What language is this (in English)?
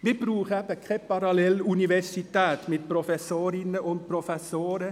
Swiss German